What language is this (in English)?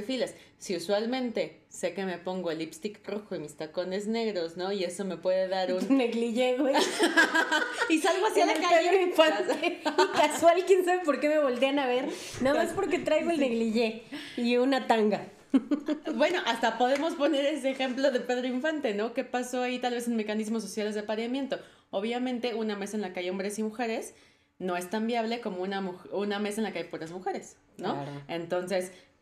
Spanish